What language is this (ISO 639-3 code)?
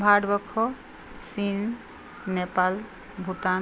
asm